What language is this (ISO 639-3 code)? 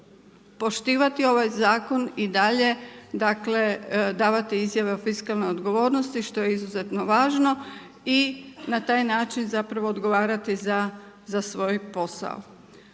hrv